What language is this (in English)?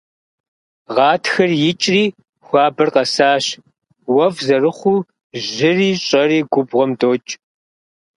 Kabardian